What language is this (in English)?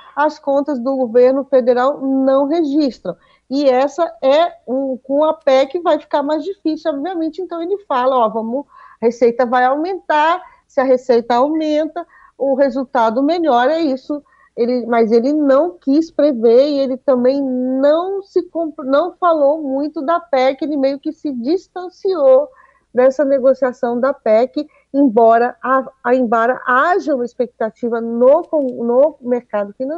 Portuguese